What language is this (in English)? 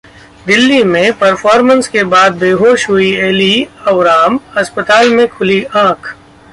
Hindi